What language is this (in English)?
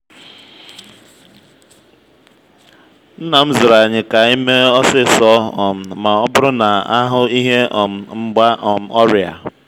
Igbo